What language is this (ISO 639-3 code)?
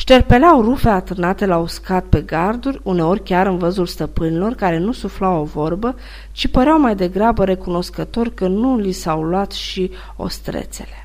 ron